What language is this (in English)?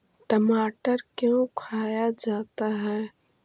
Magahi